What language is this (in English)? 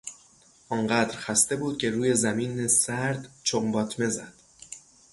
Persian